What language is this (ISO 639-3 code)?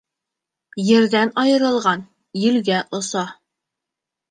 bak